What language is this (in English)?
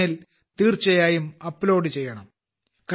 Malayalam